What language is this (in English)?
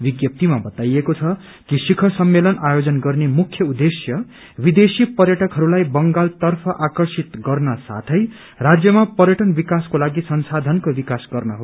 Nepali